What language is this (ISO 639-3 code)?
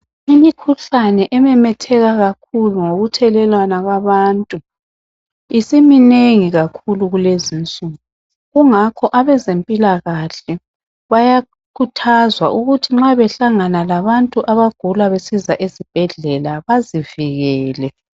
nde